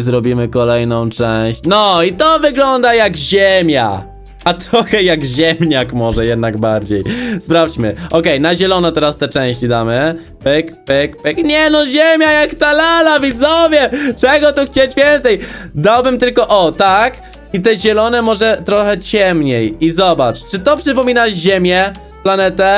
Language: Polish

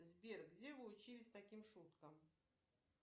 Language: Russian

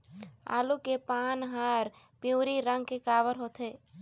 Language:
Chhattisgarhi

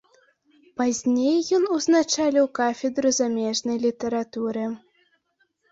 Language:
Belarusian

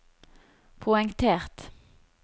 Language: Norwegian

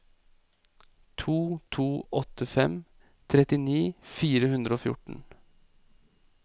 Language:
Norwegian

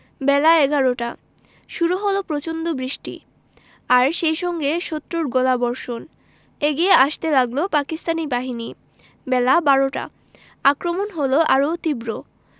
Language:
Bangla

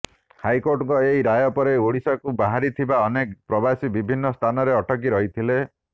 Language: Odia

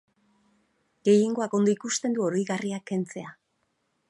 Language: Basque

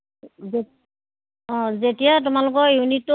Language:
Assamese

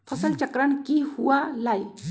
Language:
Magahi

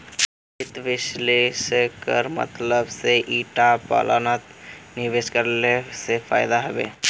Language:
Magahi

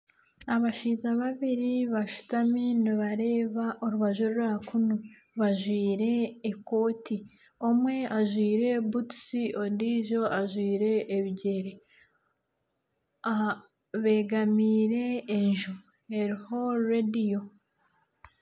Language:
Nyankole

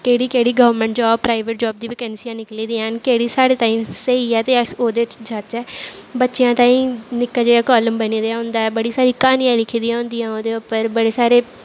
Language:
Dogri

